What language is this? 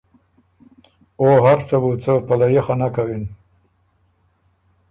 Ormuri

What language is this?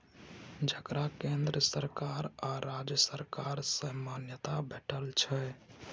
Maithili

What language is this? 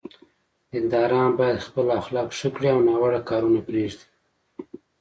Pashto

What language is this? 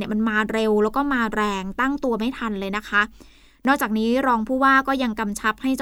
Thai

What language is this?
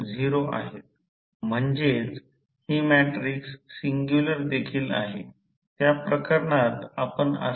Marathi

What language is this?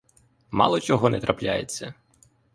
Ukrainian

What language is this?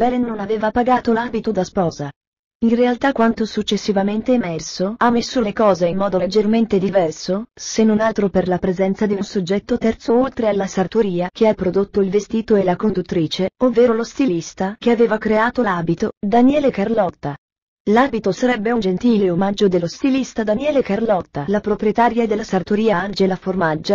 Italian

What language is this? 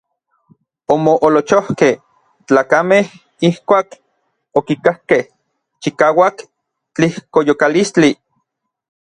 Orizaba Nahuatl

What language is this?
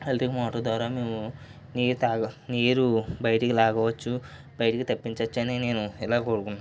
Telugu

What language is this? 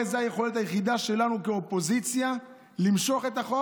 Hebrew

